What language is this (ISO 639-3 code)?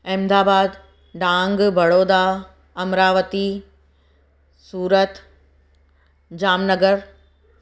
snd